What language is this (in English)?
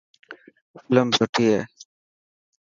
Dhatki